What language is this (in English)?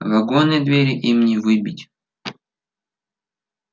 Russian